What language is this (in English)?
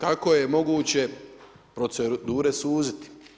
Croatian